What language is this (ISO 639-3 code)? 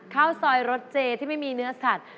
tha